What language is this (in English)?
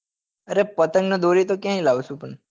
Gujarati